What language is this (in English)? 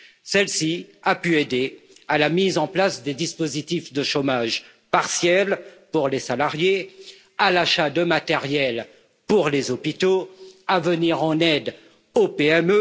French